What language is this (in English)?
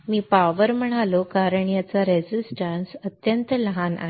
Marathi